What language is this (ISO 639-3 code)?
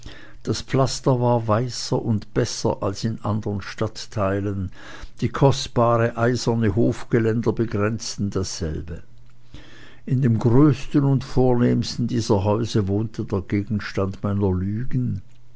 deu